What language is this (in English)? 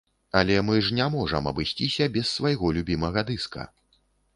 Belarusian